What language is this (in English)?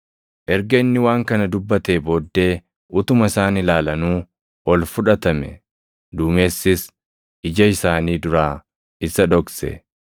Oromo